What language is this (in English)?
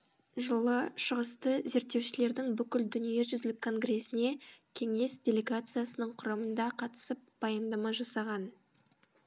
Kazakh